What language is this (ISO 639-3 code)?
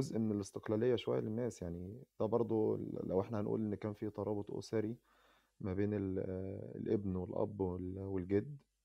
ara